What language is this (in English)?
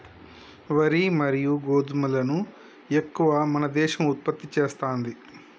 Telugu